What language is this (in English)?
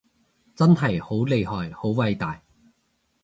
Cantonese